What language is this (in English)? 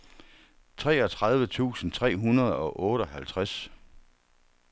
Danish